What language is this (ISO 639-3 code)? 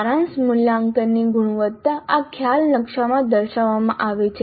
guj